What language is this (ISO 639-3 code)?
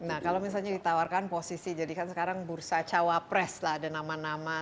ind